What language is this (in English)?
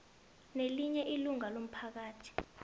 South Ndebele